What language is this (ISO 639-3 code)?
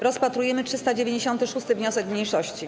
pol